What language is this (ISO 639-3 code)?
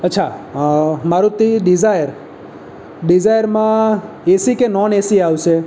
guj